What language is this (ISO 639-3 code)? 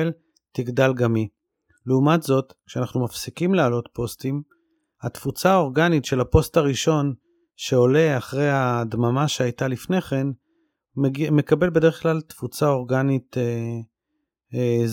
heb